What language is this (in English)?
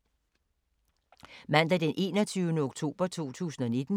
Danish